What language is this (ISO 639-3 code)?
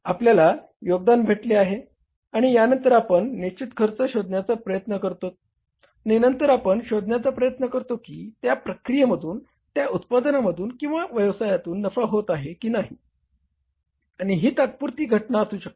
mar